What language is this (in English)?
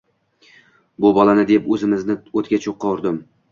Uzbek